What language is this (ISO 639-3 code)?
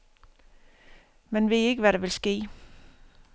dan